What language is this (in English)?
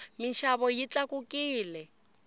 Tsonga